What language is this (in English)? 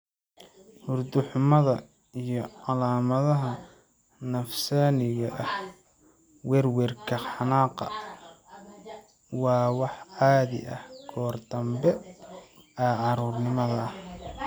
Somali